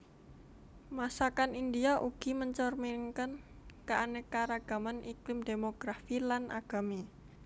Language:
Javanese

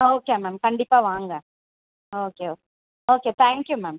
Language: Tamil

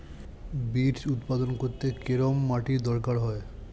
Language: Bangla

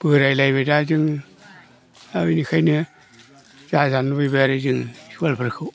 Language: Bodo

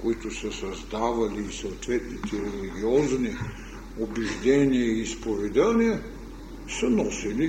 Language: Bulgarian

